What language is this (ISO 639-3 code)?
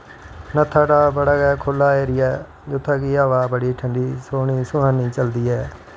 doi